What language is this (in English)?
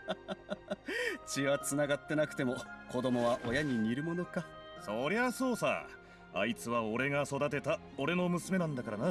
Japanese